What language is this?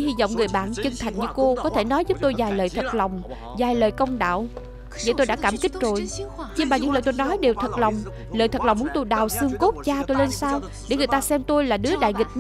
Vietnamese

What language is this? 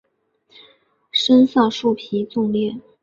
Chinese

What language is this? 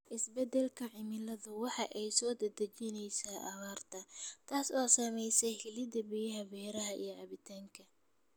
Somali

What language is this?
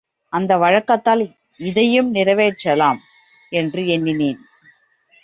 Tamil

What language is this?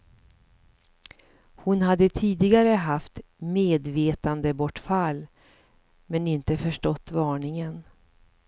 Swedish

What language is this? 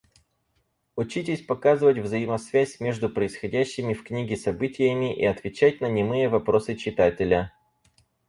Russian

